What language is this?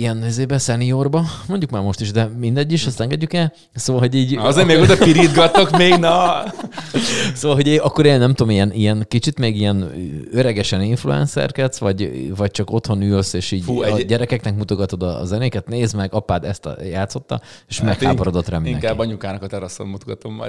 Hungarian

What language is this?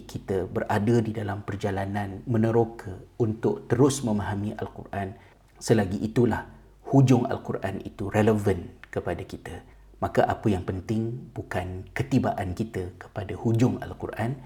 Malay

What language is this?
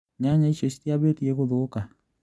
Kikuyu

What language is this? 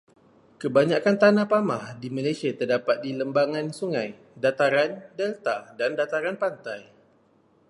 Malay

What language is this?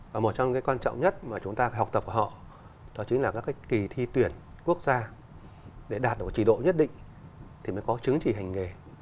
Vietnamese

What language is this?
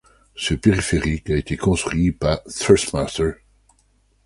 French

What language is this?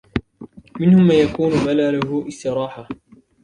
Arabic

